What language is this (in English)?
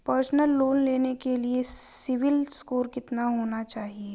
Hindi